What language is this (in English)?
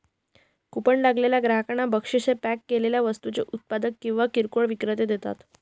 Marathi